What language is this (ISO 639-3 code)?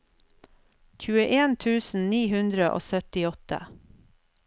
nor